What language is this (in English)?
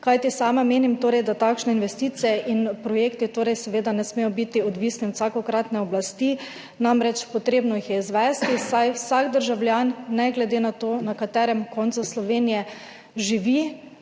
Slovenian